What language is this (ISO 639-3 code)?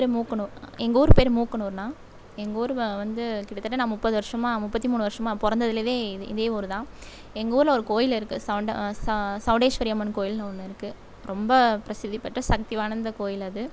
tam